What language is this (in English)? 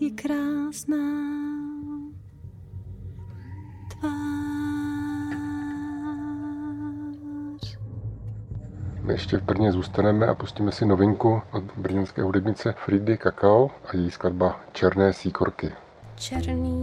Czech